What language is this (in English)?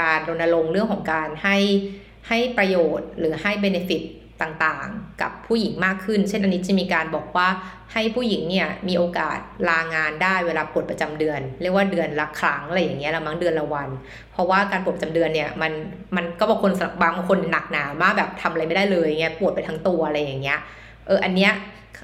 Thai